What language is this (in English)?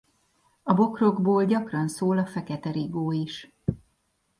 Hungarian